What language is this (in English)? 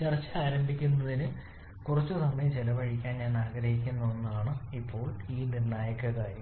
Malayalam